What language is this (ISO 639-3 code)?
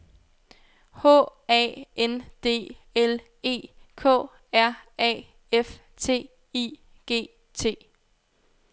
dan